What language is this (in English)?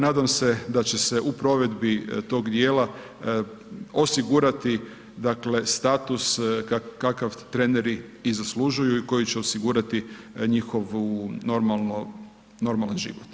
Croatian